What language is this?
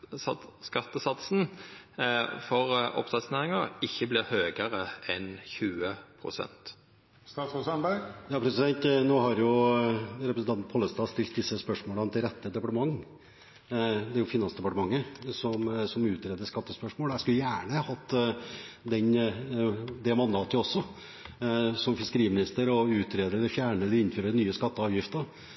Norwegian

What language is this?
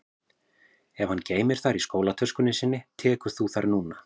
Icelandic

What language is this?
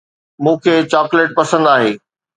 Sindhi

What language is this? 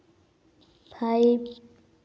Santali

